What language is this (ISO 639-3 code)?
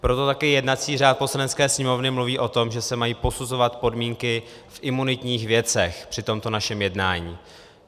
ces